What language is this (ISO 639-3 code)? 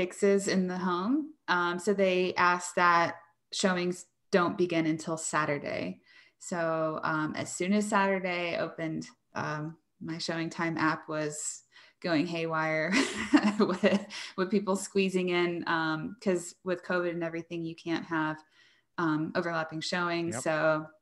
eng